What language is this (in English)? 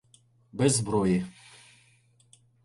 Ukrainian